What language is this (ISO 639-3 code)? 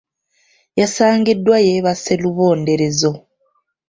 lug